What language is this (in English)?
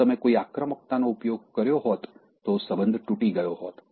Gujarati